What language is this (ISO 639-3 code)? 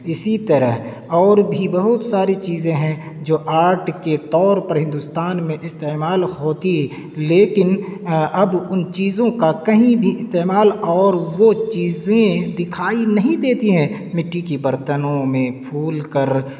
urd